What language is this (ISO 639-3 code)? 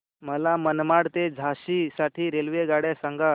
mar